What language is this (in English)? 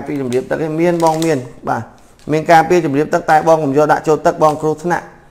Vietnamese